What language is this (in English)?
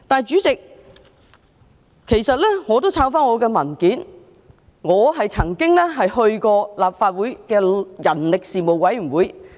Cantonese